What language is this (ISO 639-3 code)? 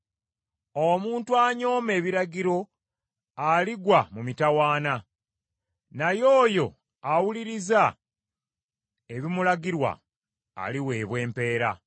lug